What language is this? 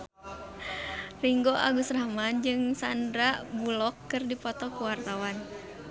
Sundanese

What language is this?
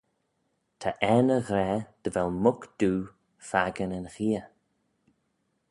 Manx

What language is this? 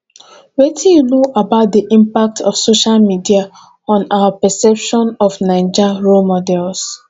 Nigerian Pidgin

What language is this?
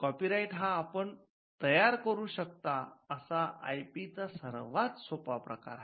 Marathi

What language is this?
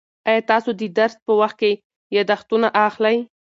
Pashto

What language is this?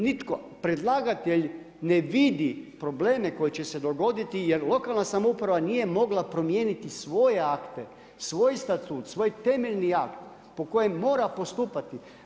Croatian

